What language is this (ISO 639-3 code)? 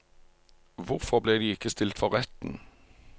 nor